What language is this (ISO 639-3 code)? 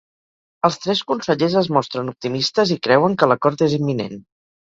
cat